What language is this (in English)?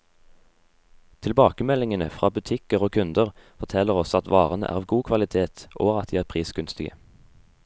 Norwegian